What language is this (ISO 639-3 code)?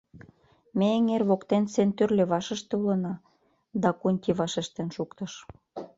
chm